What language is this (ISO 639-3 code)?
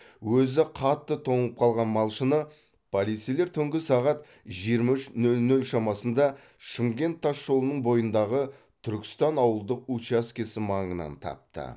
kaz